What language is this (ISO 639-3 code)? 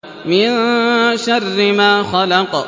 ara